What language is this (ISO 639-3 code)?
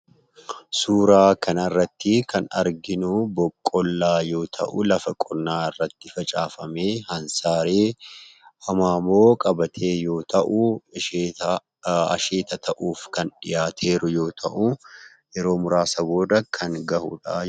orm